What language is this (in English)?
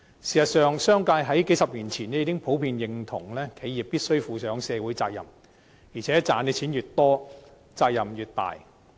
Cantonese